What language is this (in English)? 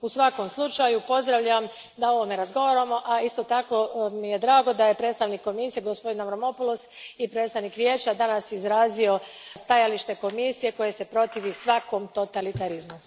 Croatian